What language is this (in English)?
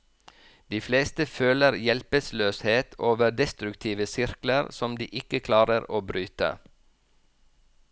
Norwegian